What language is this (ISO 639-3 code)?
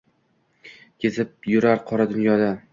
uzb